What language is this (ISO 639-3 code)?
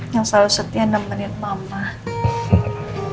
ind